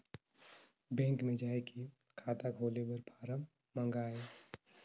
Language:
Chhattisgarhi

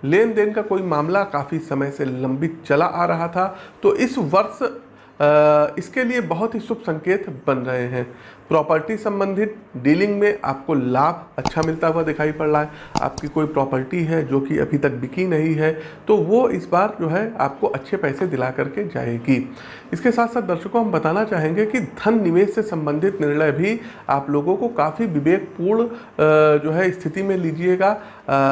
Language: Hindi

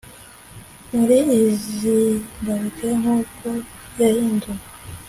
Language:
Kinyarwanda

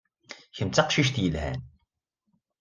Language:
Kabyle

